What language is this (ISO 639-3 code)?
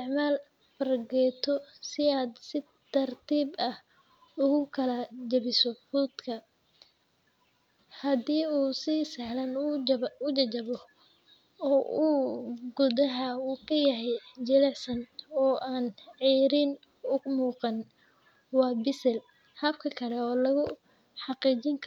som